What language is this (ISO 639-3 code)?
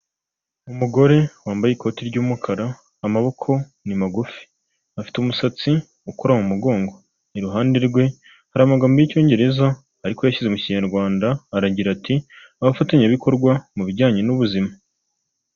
kin